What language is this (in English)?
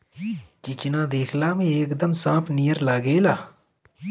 Bhojpuri